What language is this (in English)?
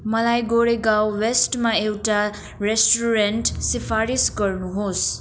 Nepali